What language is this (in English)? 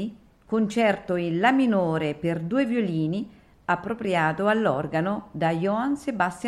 Italian